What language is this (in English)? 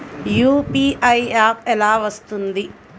Telugu